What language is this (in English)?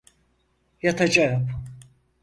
Turkish